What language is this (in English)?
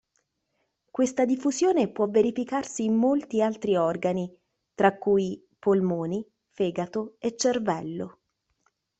Italian